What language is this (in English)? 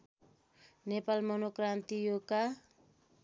Nepali